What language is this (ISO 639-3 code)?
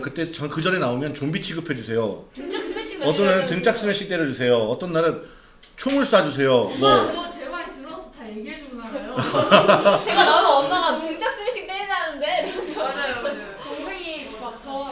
kor